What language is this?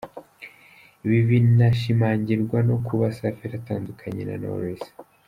Kinyarwanda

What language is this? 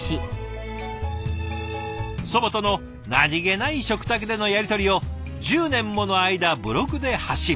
Japanese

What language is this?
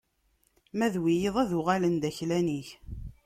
Kabyle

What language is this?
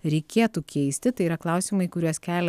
Lithuanian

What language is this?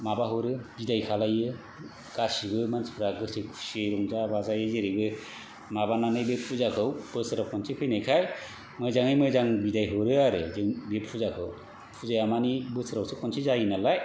Bodo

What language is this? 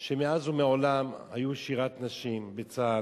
Hebrew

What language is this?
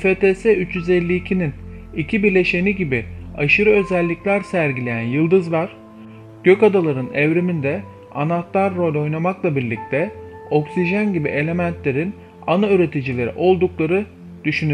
Turkish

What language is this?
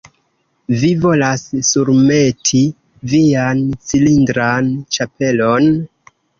Esperanto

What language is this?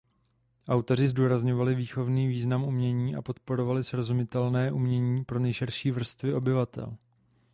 Czech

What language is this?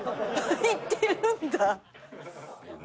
Japanese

